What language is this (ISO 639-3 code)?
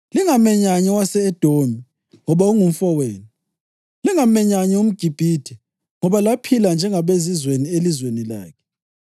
nde